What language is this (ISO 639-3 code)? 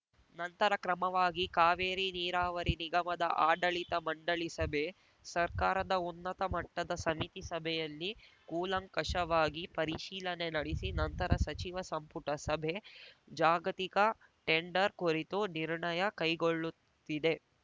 kan